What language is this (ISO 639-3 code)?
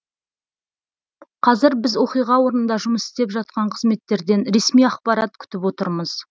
kaz